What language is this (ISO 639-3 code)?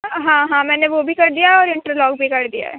urd